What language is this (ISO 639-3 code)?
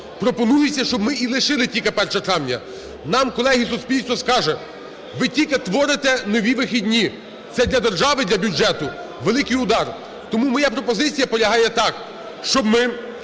ukr